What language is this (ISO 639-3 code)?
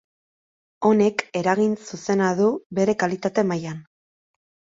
eus